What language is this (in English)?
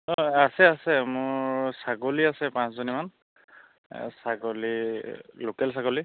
Assamese